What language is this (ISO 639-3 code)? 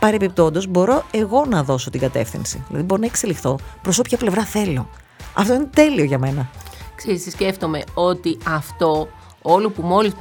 ell